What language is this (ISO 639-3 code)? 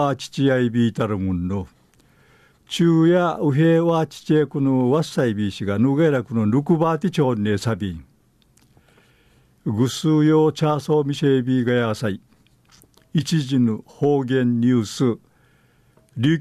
jpn